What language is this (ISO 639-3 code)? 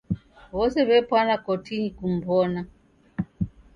dav